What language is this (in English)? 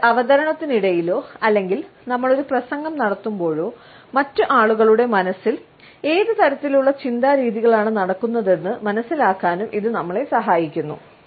Malayalam